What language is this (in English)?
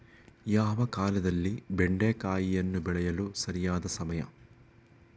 Kannada